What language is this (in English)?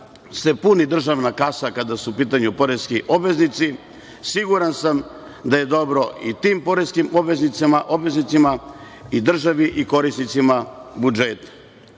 Serbian